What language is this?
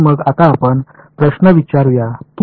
Marathi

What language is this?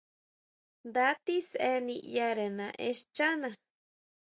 Huautla Mazatec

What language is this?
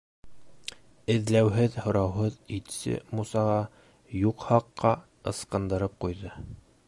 Bashkir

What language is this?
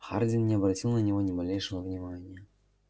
Russian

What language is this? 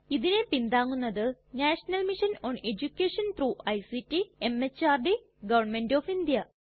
Malayalam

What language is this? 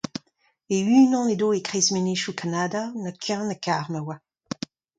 Breton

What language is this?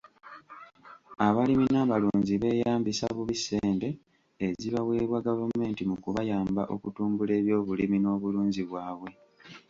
Ganda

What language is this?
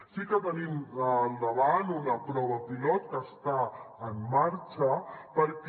Catalan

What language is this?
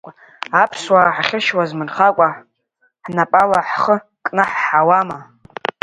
Abkhazian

